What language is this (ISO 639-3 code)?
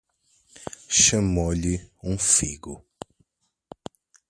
por